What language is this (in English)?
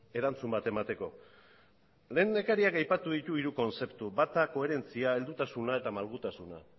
Basque